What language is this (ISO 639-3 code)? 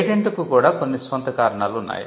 tel